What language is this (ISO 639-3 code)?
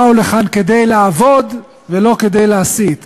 heb